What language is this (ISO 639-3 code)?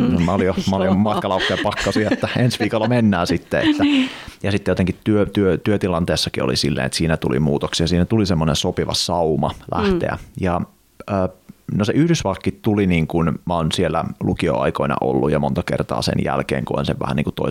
fin